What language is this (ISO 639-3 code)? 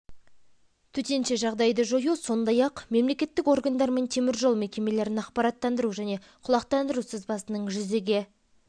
kaz